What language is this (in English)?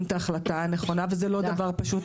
Hebrew